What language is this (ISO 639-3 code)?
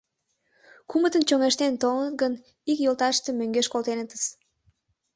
chm